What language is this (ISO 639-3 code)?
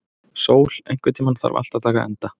isl